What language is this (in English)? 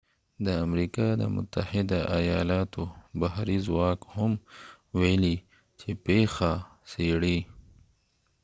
Pashto